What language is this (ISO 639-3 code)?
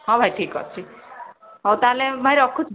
ori